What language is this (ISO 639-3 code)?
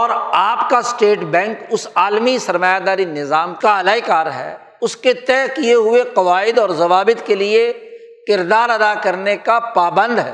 urd